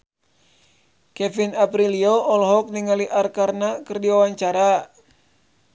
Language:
Sundanese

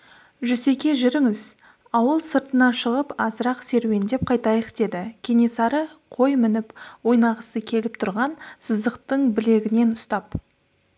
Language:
Kazakh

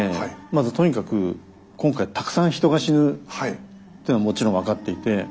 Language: Japanese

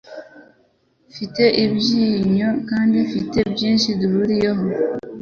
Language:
Kinyarwanda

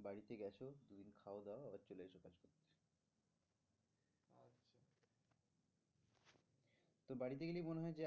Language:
Bangla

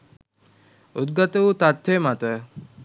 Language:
Sinhala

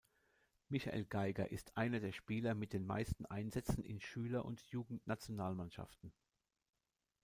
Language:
German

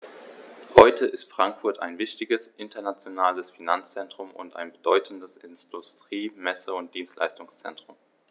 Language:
German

